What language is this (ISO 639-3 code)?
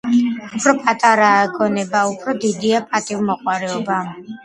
kat